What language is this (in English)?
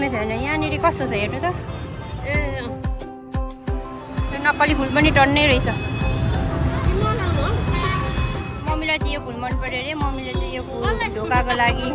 Indonesian